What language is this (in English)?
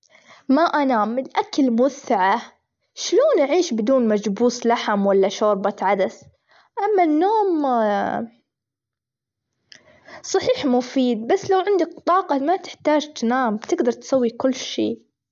Gulf Arabic